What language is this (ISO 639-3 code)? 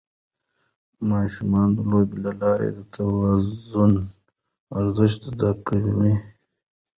pus